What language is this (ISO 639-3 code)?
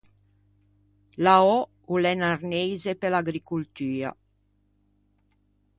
lij